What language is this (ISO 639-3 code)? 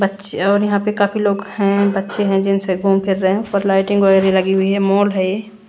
hin